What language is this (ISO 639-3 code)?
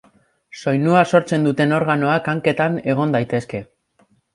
eus